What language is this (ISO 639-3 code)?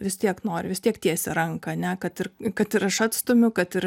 lit